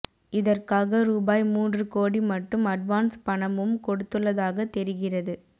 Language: Tamil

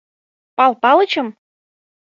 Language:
Mari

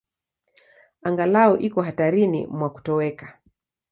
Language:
Swahili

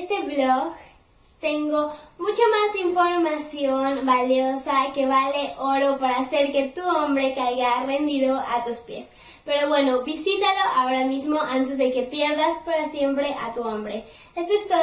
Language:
Spanish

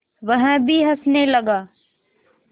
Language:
Hindi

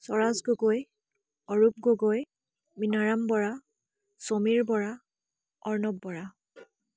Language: Assamese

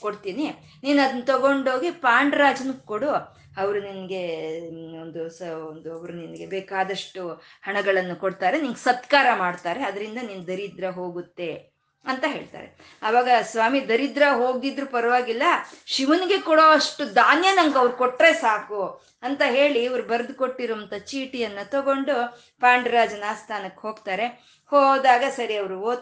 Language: Kannada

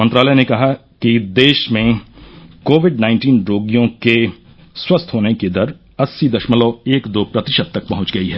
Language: Hindi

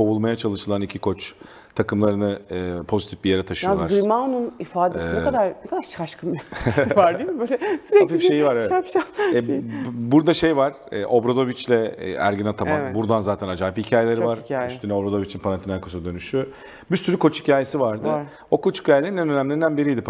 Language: Turkish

